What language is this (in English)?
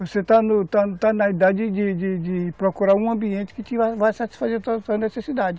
Portuguese